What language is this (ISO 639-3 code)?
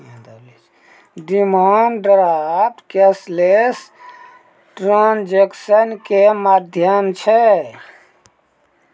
mai